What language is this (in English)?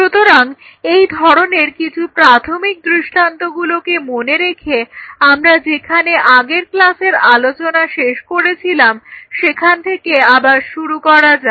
Bangla